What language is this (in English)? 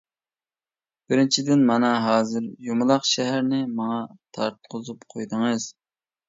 Uyghur